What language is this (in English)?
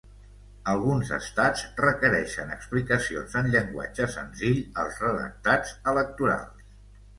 Catalan